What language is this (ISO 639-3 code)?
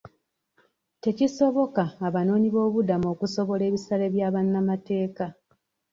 lug